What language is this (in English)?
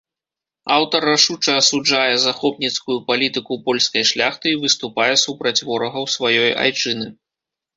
Belarusian